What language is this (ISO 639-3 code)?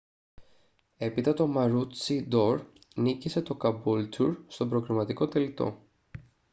ell